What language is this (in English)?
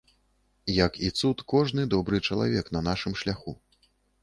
Belarusian